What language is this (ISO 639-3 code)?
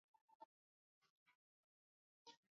swa